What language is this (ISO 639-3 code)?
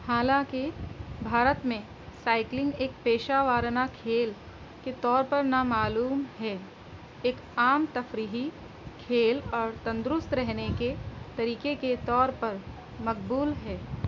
urd